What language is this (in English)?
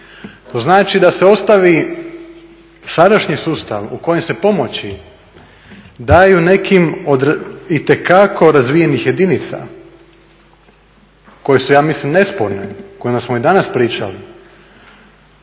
Croatian